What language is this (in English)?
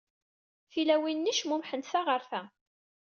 Kabyle